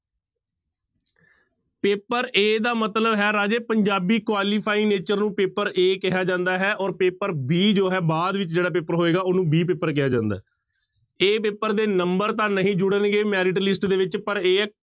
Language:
Punjabi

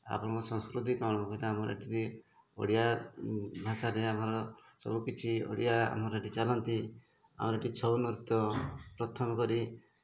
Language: Odia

